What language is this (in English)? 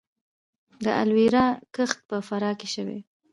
Pashto